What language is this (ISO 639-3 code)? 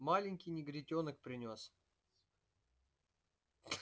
rus